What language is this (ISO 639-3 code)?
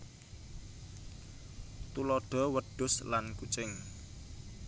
jav